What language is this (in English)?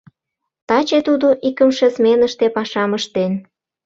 Mari